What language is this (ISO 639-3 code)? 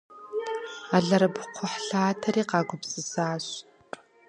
kbd